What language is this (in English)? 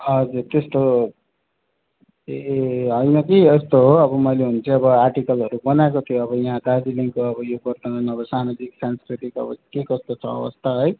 Nepali